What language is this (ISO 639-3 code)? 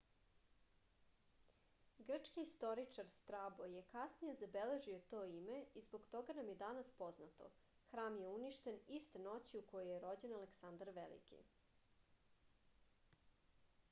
srp